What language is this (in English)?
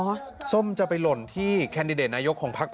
Thai